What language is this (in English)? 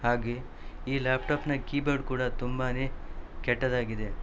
Kannada